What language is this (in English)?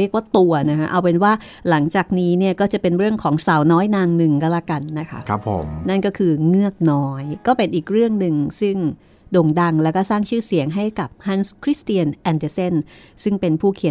Thai